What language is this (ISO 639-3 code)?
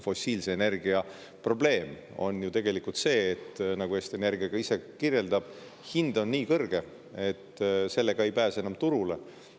est